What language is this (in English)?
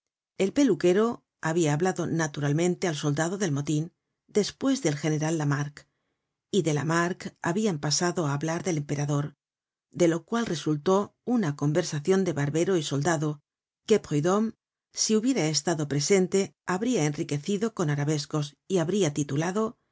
Spanish